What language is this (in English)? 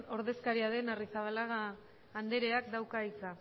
Basque